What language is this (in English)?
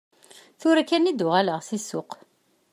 Kabyle